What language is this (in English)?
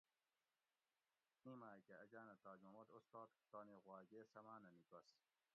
Gawri